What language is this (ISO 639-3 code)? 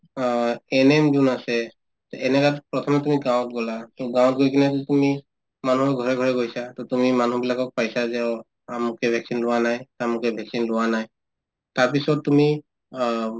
asm